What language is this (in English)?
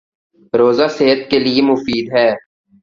Urdu